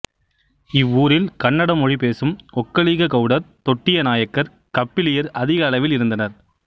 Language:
Tamil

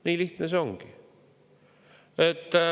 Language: Estonian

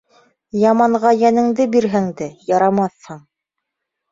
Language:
Bashkir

